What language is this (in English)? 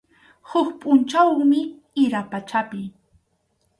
Arequipa-La Unión Quechua